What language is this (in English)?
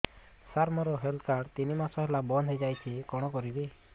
Odia